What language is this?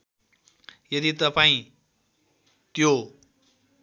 Nepali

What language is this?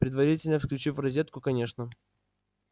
Russian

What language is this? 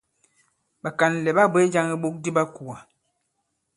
Bankon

